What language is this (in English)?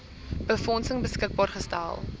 Afrikaans